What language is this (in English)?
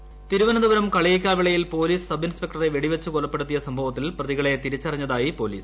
Malayalam